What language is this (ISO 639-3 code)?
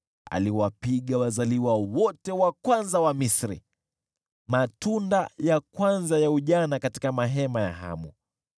swa